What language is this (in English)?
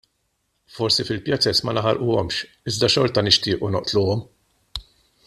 Maltese